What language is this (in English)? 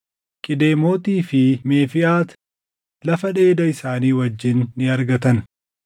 Oromo